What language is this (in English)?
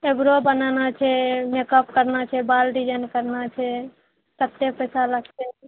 Maithili